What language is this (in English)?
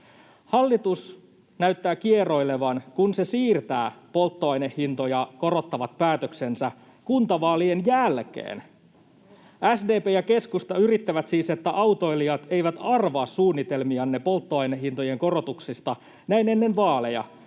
Finnish